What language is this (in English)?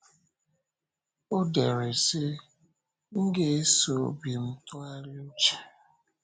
Igbo